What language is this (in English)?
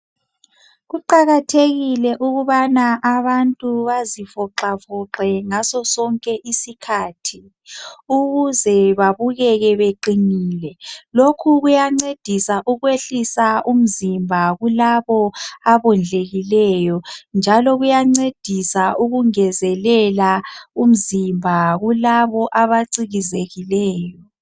North Ndebele